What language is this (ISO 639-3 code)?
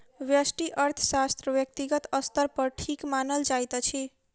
mai